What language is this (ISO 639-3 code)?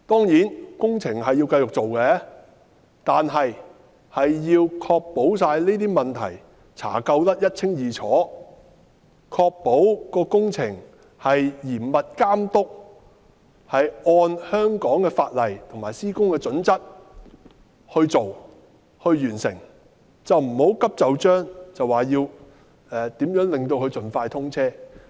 yue